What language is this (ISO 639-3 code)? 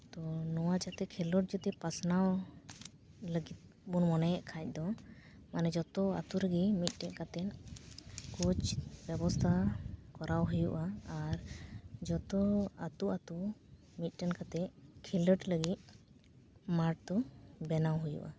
sat